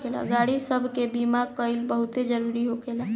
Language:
Bhojpuri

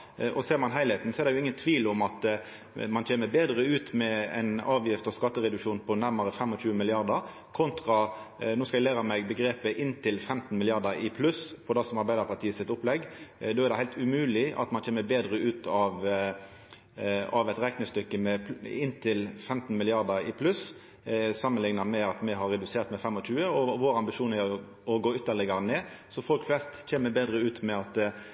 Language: Norwegian Nynorsk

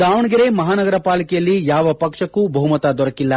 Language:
Kannada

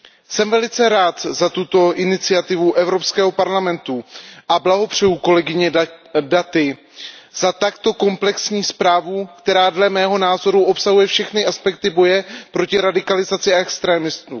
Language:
Czech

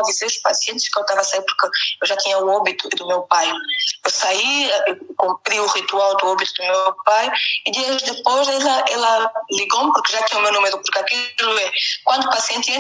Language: Portuguese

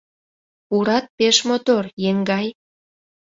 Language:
Mari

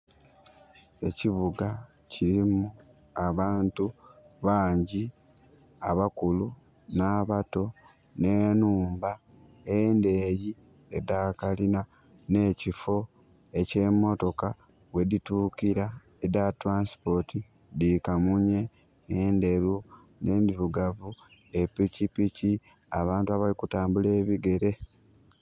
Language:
Soga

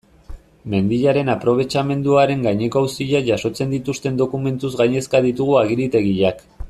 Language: Basque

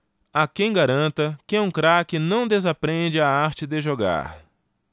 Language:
Portuguese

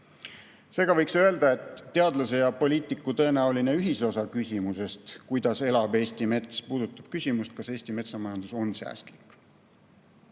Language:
Estonian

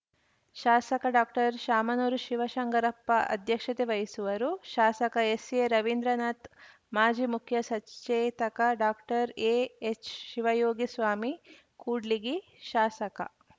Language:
Kannada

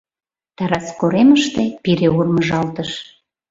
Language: Mari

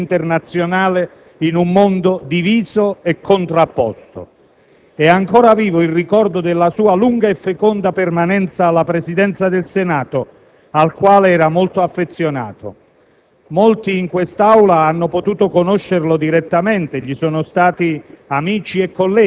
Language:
Italian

